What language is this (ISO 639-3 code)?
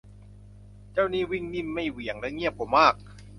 tha